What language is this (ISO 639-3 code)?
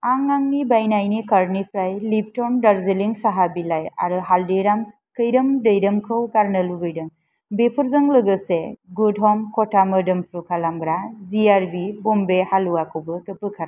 brx